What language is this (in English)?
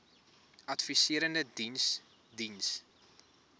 Afrikaans